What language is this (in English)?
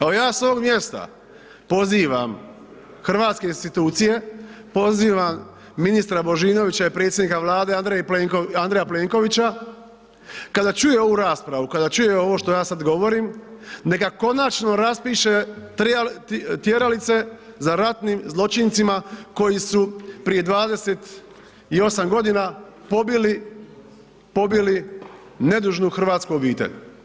Croatian